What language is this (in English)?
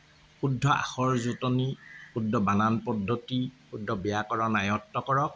Assamese